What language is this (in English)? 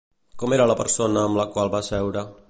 Catalan